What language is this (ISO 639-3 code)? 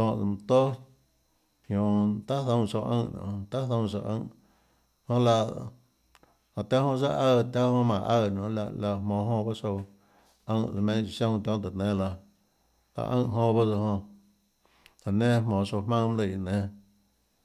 ctl